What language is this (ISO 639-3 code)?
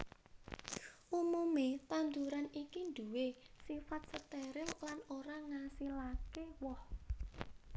jav